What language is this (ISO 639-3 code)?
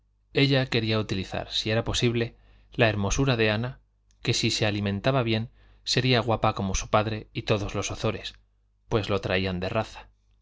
spa